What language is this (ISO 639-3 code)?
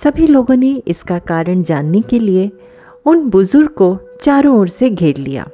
hin